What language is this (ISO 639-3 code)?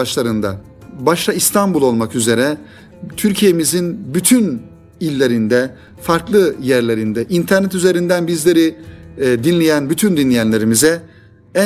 tur